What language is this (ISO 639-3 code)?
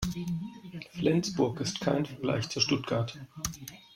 deu